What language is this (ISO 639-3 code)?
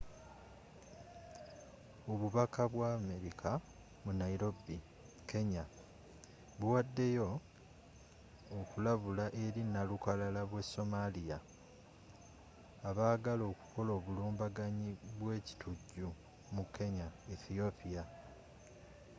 lug